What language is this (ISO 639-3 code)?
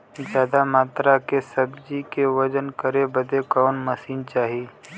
bho